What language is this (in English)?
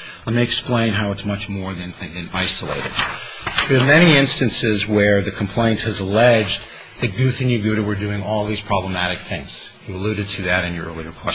English